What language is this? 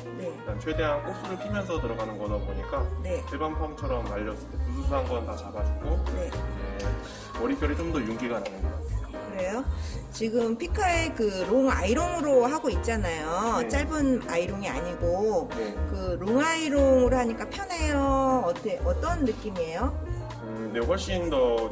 Korean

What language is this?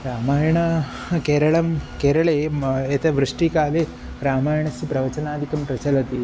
Sanskrit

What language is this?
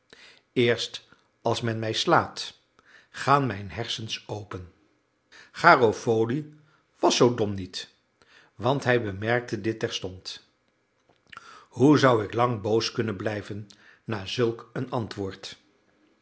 Dutch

